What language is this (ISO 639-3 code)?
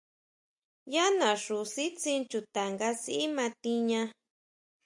mau